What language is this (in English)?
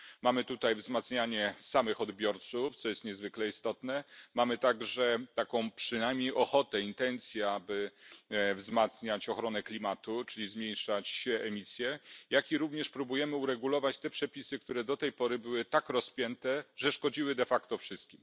Polish